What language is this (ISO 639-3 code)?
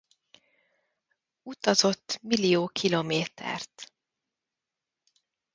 hun